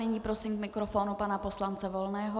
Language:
Czech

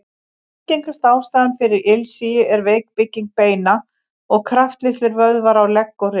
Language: Icelandic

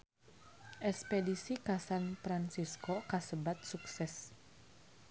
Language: Sundanese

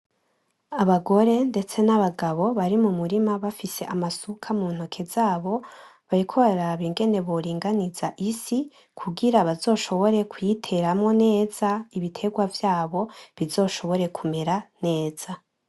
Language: Rundi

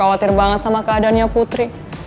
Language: Indonesian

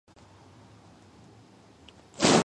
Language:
Georgian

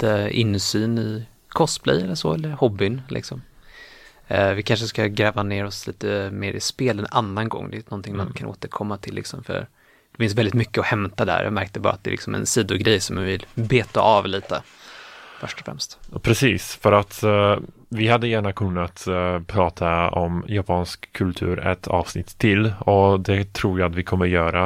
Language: Swedish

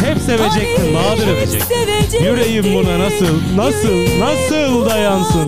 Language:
Turkish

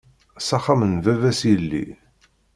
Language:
Kabyle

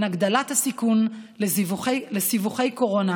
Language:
Hebrew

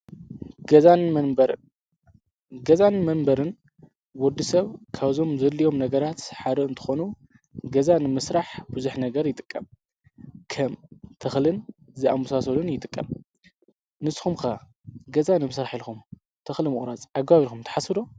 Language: Tigrinya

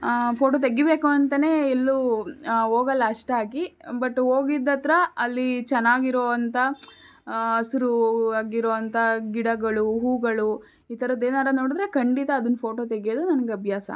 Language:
Kannada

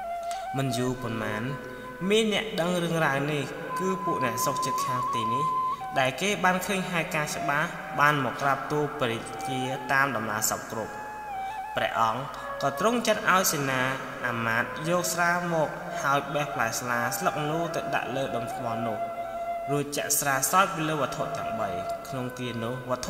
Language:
Thai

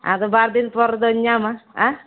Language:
Santali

